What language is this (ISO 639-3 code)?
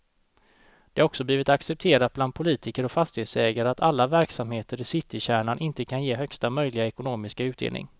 swe